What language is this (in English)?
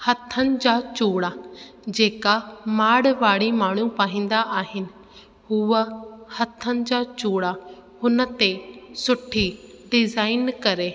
Sindhi